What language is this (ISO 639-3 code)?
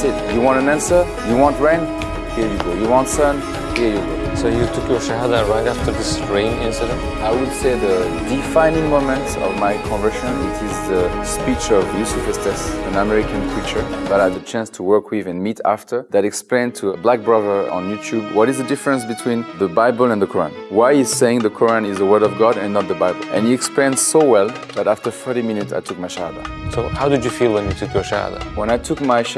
eng